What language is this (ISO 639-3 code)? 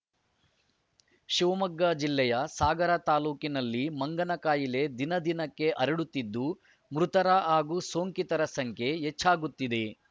kan